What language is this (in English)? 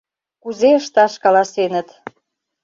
Mari